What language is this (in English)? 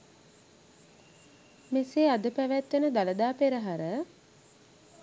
Sinhala